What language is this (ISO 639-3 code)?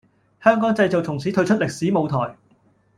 yue